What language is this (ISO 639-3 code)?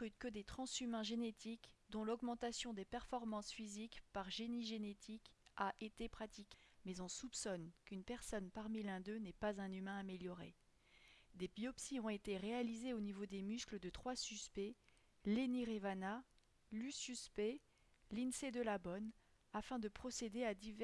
fra